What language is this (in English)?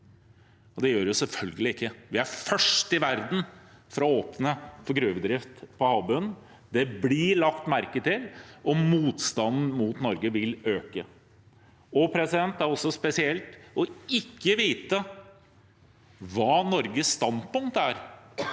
Norwegian